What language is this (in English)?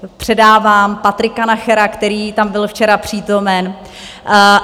Czech